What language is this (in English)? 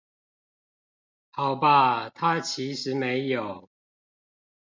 Chinese